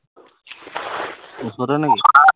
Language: Assamese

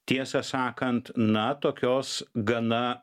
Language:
Lithuanian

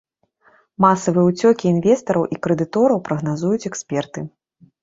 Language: Belarusian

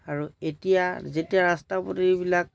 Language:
Assamese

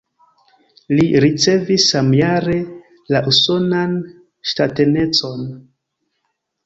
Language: Esperanto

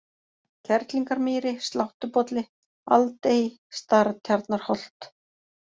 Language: Icelandic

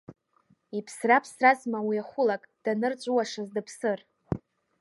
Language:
Abkhazian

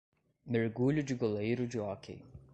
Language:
Portuguese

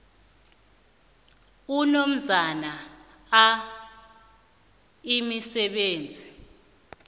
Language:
South Ndebele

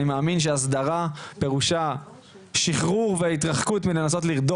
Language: Hebrew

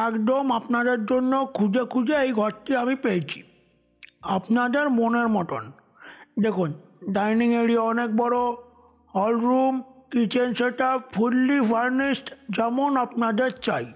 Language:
Bangla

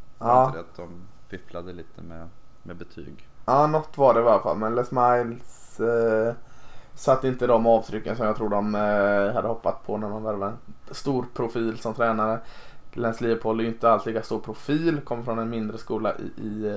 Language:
Swedish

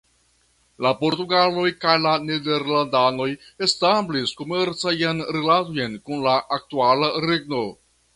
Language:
Esperanto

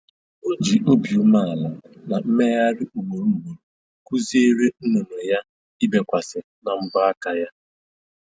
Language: Igbo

